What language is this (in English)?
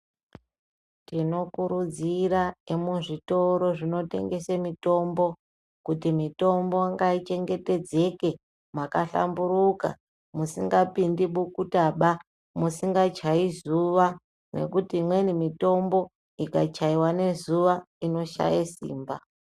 Ndau